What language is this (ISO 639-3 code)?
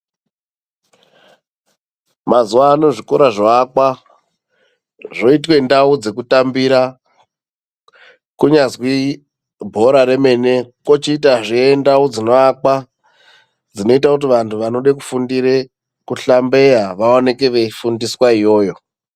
ndc